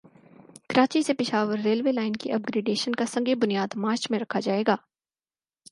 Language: Urdu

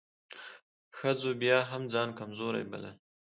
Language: Pashto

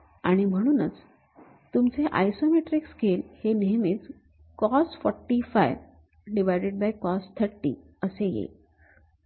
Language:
Marathi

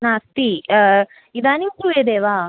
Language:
Sanskrit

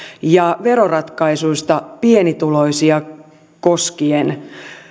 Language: Finnish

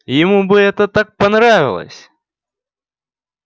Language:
Russian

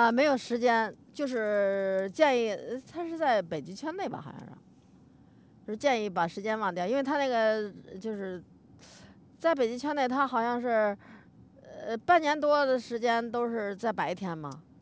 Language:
Chinese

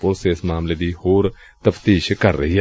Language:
Punjabi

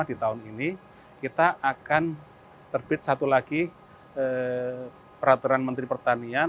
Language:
Indonesian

